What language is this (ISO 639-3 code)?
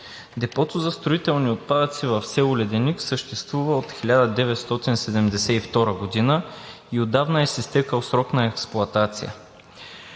bul